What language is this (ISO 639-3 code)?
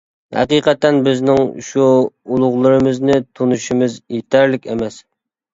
uig